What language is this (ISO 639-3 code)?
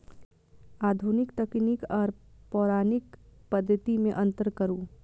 mai